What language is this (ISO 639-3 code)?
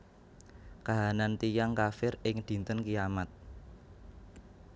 jav